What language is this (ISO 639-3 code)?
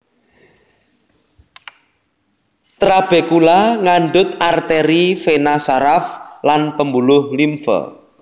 jav